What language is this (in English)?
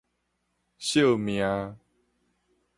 Min Nan Chinese